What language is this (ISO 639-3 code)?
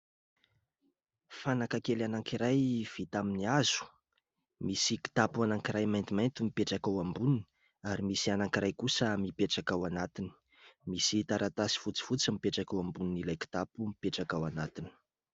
mlg